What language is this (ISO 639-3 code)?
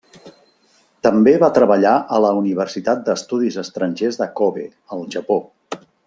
cat